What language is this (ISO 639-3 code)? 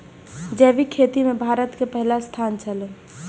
mai